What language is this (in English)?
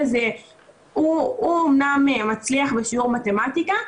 Hebrew